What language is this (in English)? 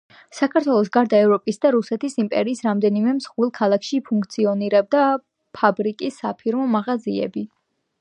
Georgian